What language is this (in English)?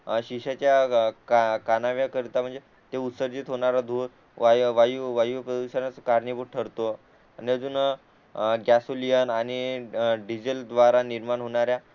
Marathi